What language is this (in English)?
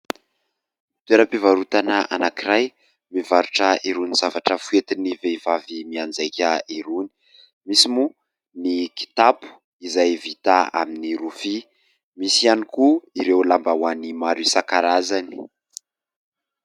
Malagasy